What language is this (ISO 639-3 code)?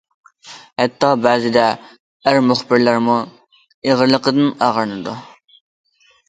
uig